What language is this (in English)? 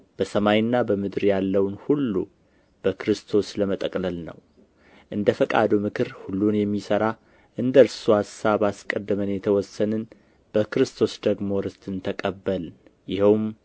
Amharic